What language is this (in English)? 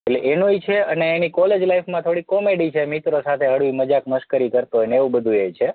Gujarati